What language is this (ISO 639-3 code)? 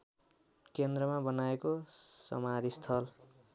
nep